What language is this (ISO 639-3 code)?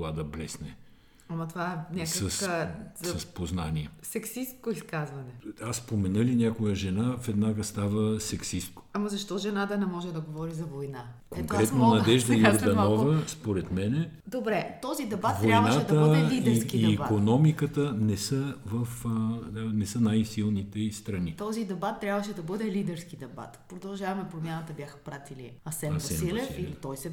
bul